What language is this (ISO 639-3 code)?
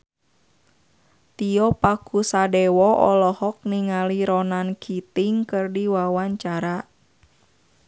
sun